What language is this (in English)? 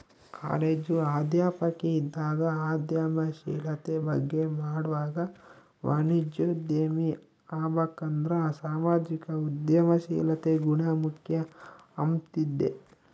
Kannada